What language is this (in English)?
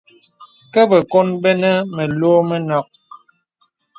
Bebele